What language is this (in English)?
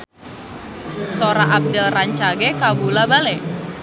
Sundanese